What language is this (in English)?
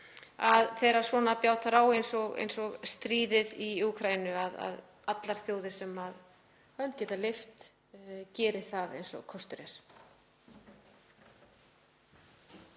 Icelandic